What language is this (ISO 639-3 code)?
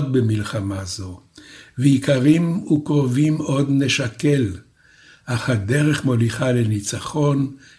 heb